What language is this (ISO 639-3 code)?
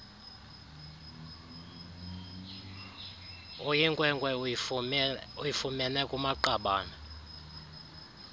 xho